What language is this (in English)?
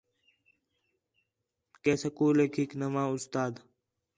Khetrani